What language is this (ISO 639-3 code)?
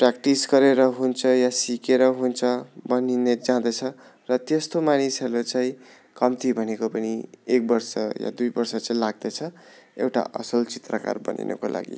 nep